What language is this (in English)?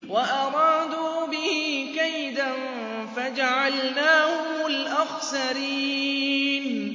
Arabic